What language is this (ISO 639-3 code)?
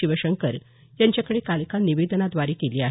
mar